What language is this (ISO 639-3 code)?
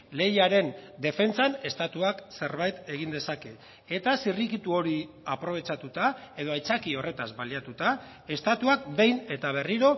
eus